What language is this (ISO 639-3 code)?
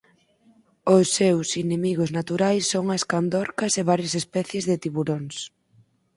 glg